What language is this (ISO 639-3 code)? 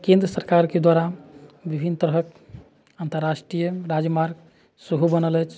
mai